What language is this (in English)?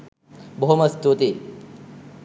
Sinhala